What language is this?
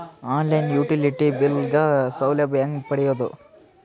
Kannada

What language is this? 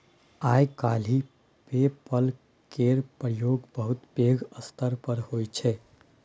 Maithili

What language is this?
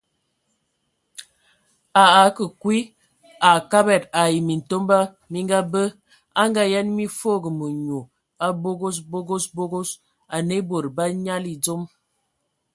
Ewondo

